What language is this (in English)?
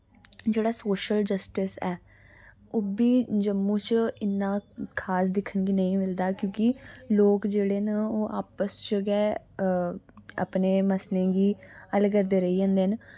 Dogri